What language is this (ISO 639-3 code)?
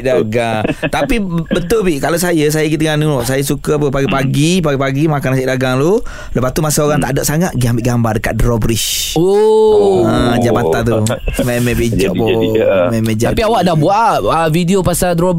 msa